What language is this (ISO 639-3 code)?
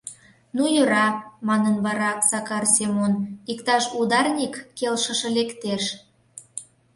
chm